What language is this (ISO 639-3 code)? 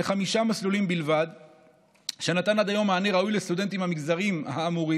heb